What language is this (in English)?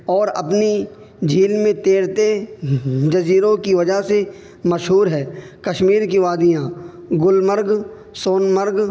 Urdu